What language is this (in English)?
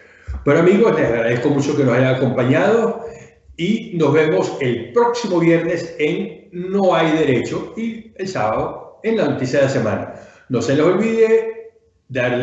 Spanish